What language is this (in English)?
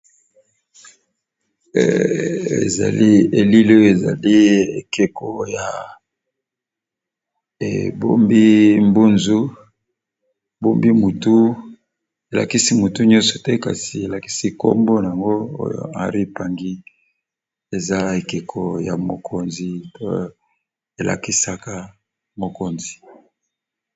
Lingala